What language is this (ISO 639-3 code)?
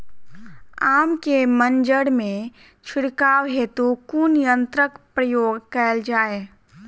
mai